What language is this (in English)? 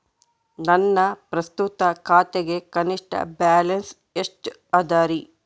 Kannada